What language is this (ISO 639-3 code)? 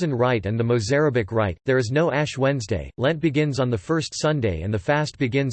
eng